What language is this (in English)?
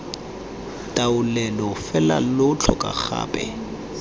Tswana